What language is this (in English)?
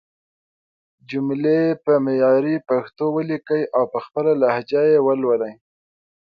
Pashto